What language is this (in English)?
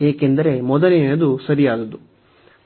Kannada